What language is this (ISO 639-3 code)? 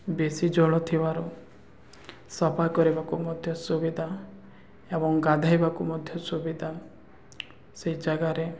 ori